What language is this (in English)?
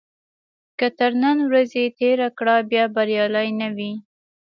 Pashto